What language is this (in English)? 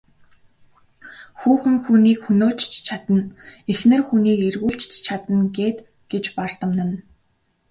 Mongolian